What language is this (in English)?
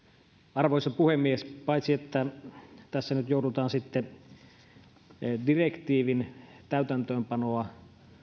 Finnish